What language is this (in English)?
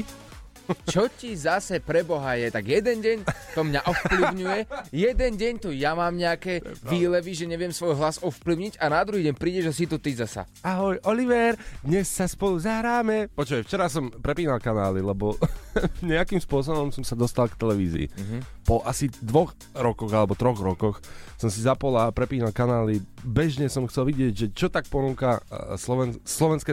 Slovak